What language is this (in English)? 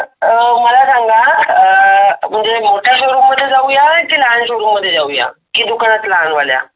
Marathi